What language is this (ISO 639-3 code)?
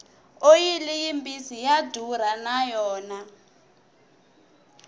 tso